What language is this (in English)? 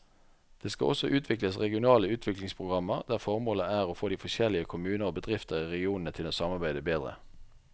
Norwegian